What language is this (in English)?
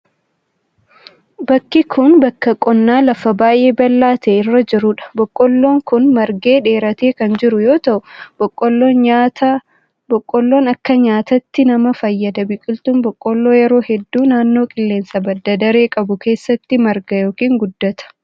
Oromo